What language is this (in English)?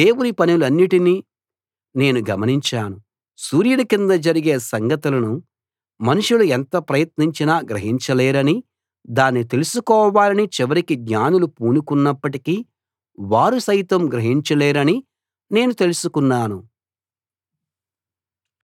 Telugu